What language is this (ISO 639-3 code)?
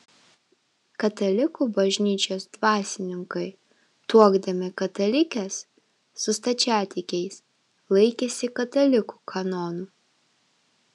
lit